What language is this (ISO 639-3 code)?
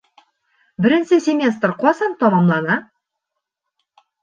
bak